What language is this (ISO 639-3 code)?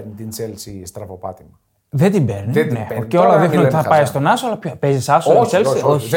ell